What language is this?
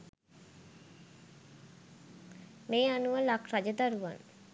Sinhala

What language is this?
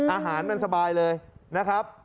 Thai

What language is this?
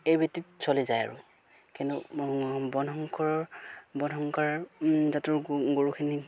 Assamese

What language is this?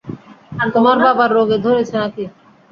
Bangla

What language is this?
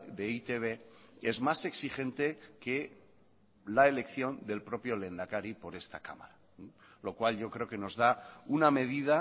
Spanish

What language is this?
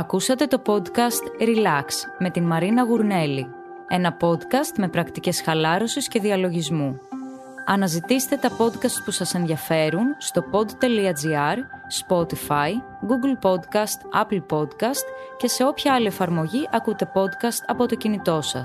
Greek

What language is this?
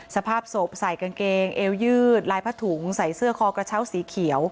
Thai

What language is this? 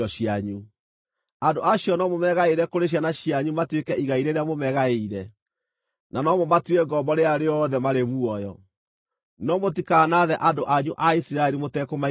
Kikuyu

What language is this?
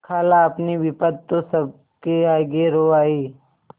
Hindi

